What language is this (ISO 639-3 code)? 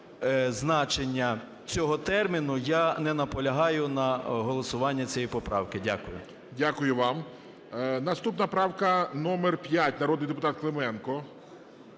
ukr